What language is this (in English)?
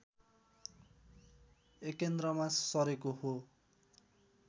Nepali